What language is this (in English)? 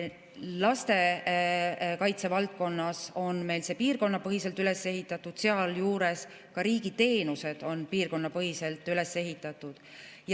Estonian